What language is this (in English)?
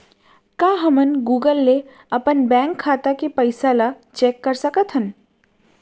Chhattisgarhi